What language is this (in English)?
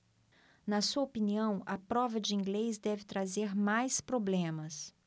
Portuguese